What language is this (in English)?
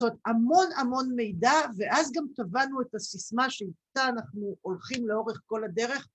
Hebrew